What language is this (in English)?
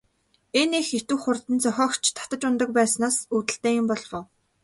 Mongolian